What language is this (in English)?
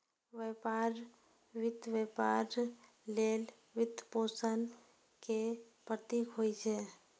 Maithili